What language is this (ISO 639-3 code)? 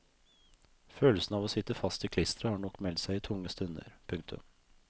nor